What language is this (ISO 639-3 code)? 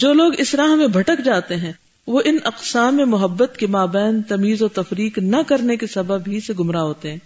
urd